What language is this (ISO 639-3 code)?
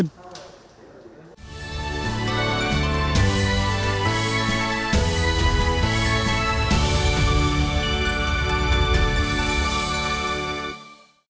vie